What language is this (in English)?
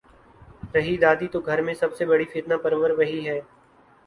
Urdu